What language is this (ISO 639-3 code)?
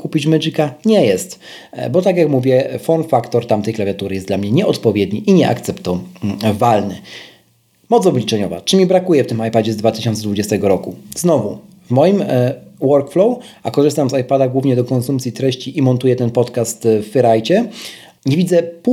pol